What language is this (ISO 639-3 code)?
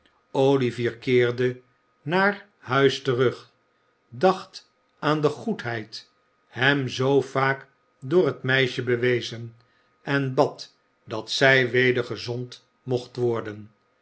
nld